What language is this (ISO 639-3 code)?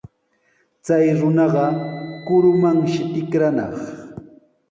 qws